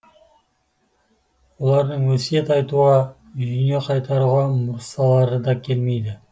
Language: Kazakh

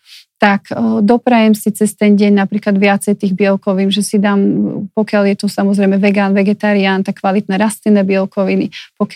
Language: Slovak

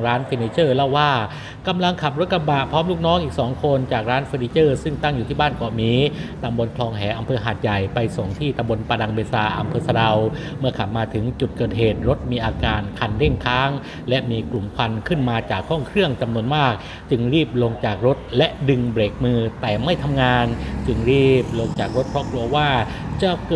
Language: Thai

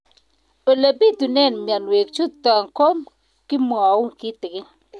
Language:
Kalenjin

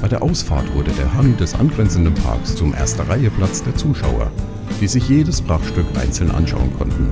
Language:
German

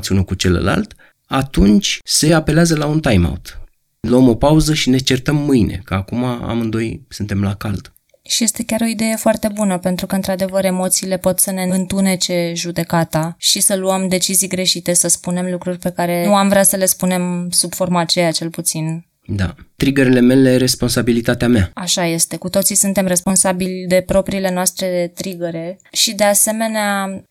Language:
Romanian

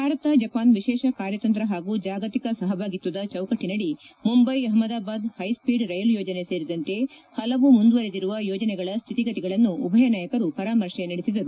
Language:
Kannada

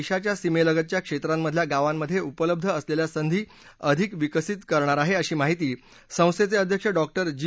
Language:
Marathi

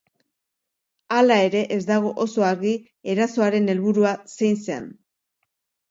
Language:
Basque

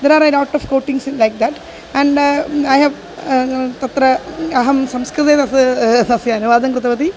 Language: Sanskrit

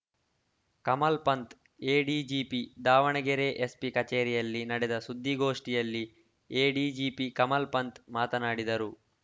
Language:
Kannada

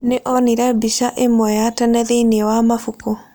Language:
Kikuyu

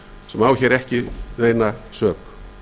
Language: Icelandic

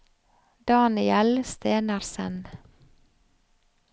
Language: Norwegian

